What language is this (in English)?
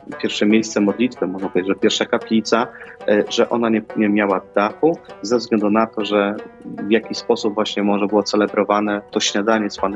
Polish